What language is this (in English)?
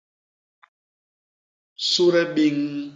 Basaa